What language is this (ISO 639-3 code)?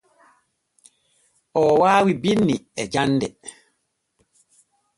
fue